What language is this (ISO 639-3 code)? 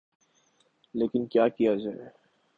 urd